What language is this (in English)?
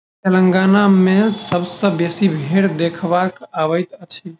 Maithili